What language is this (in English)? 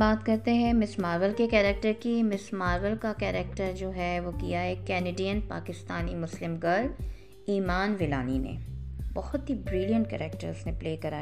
Urdu